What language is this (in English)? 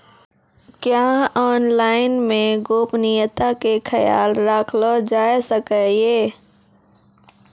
Maithili